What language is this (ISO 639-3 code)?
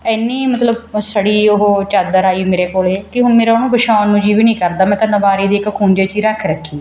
pan